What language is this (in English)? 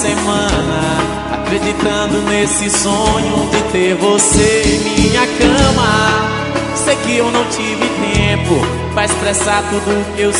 Portuguese